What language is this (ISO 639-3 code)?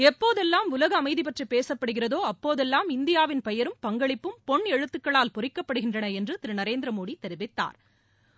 tam